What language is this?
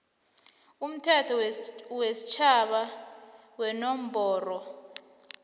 South Ndebele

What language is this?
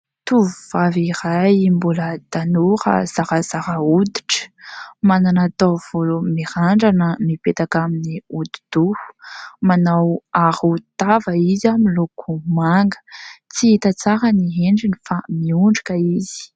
Malagasy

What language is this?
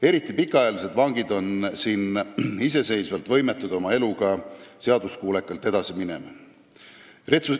Estonian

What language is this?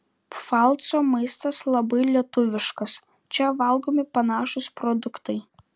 Lithuanian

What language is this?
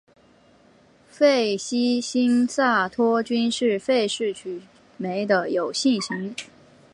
Chinese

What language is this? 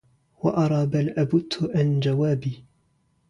Arabic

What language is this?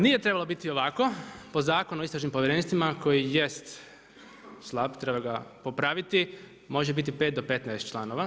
Croatian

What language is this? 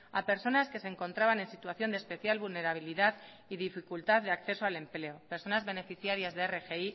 Spanish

